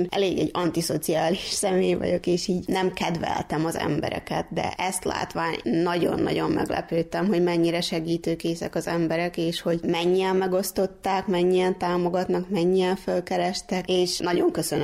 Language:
Hungarian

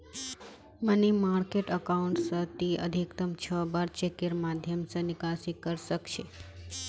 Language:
Magahi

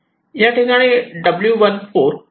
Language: Marathi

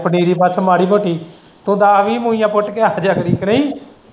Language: Punjabi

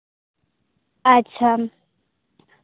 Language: Santali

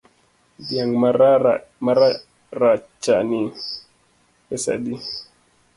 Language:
Luo (Kenya and Tanzania)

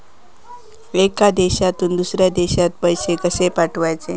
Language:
Marathi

